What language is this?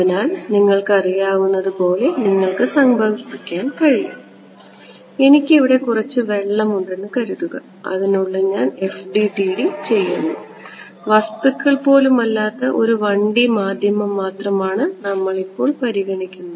Malayalam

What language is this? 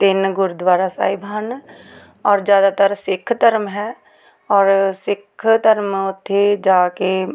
Punjabi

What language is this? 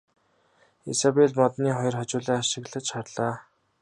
Mongolian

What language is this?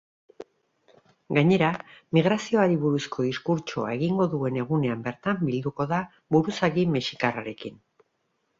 Basque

